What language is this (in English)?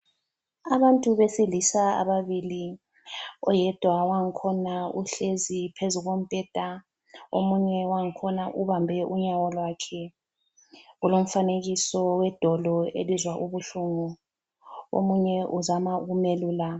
North Ndebele